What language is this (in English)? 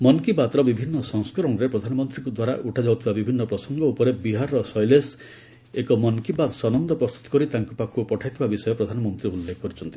Odia